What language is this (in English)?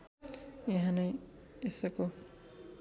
Nepali